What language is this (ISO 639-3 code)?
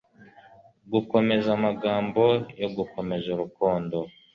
kin